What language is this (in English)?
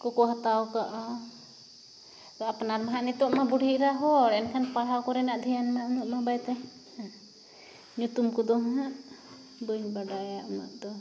Santali